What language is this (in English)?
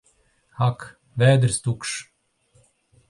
Latvian